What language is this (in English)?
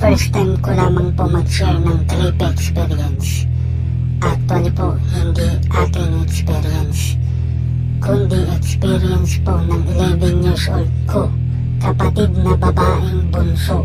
Filipino